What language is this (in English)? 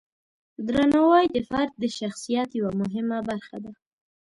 Pashto